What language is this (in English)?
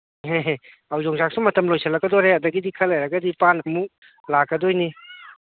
Manipuri